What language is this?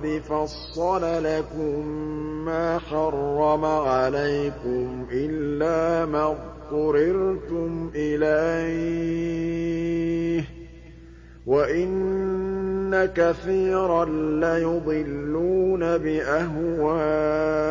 Arabic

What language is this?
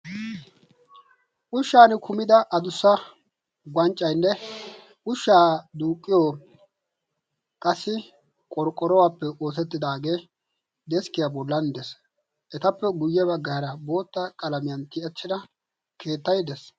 Wolaytta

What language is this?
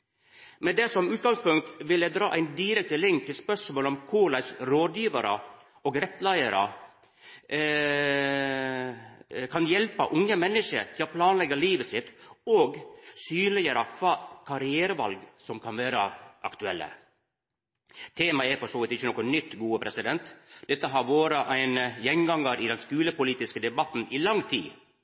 Norwegian Nynorsk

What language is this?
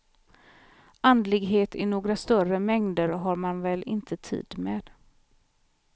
Swedish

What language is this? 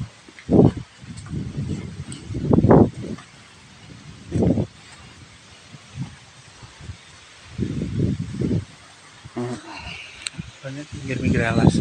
Thai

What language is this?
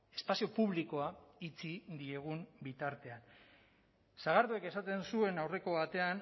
Basque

